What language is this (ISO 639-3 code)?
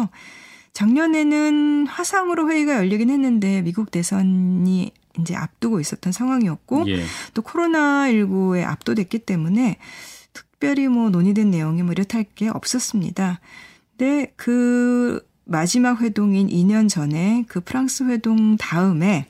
kor